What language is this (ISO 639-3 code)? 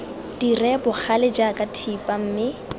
tsn